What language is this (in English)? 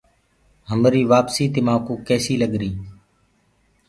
Gurgula